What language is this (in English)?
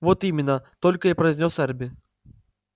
Russian